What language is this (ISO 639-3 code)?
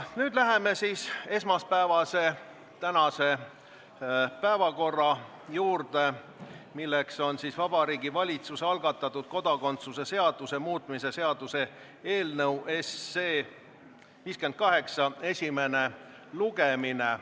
est